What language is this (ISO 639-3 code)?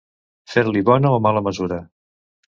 cat